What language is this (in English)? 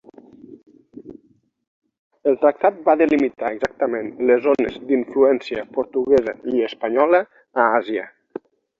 Catalan